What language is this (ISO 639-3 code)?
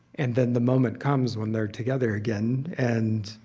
eng